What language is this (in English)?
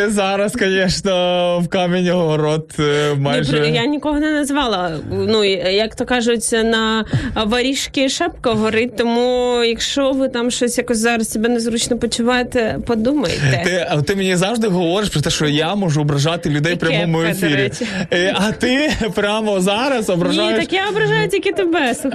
Ukrainian